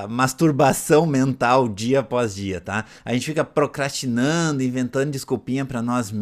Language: Portuguese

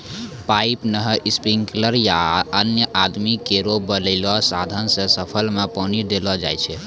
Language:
Maithili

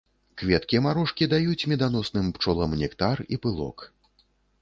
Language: Belarusian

